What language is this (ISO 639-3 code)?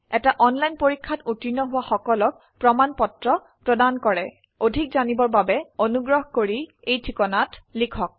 asm